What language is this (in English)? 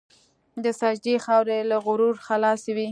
Pashto